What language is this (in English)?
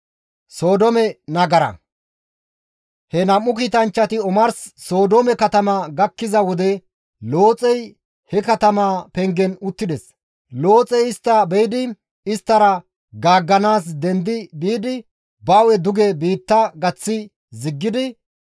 Gamo